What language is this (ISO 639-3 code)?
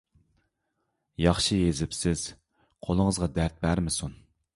uig